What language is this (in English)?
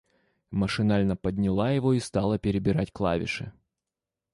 Russian